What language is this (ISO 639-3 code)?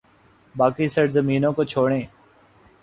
urd